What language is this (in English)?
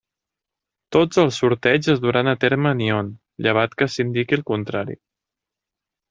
Catalan